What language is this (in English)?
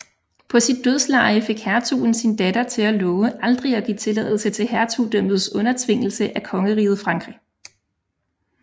Danish